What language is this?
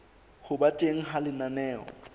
Southern Sotho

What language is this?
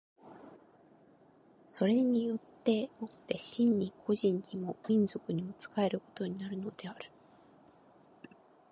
Japanese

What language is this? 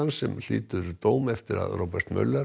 Icelandic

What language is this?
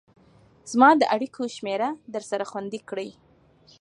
Pashto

